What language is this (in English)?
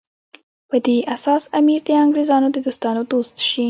Pashto